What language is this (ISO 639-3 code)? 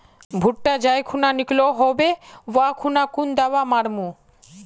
mag